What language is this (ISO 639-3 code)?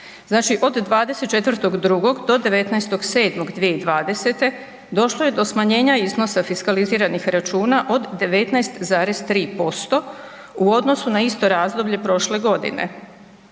hrv